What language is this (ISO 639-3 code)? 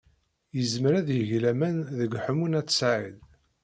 kab